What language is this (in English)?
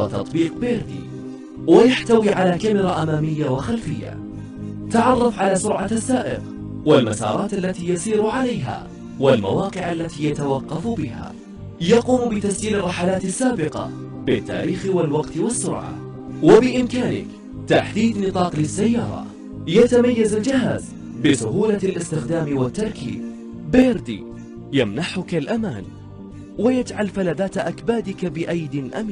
Arabic